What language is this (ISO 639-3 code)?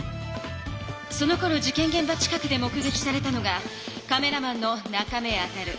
jpn